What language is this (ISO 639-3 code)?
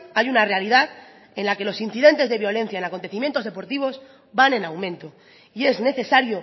spa